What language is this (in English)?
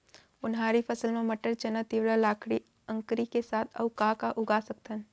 Chhattisgarhi